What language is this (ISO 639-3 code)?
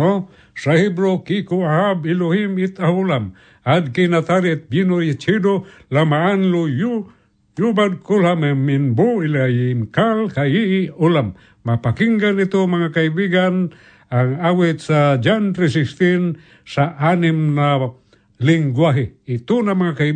fil